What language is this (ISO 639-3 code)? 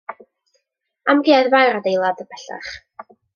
cym